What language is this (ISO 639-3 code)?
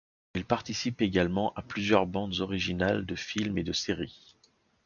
fra